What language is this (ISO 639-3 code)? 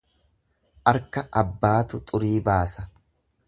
orm